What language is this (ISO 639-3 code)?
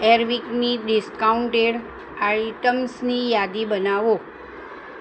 guj